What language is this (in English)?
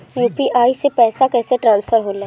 Bhojpuri